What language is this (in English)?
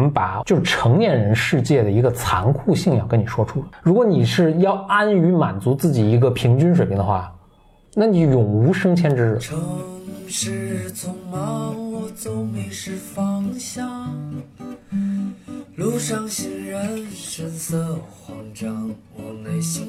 Chinese